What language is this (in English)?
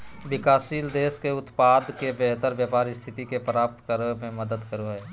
Magahi